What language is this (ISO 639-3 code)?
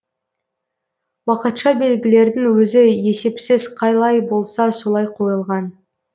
kaz